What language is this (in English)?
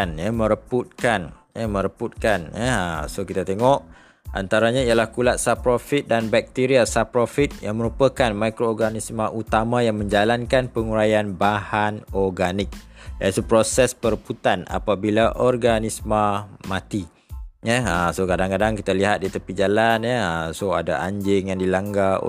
Malay